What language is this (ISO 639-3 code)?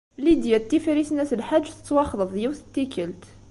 kab